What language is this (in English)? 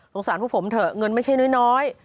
Thai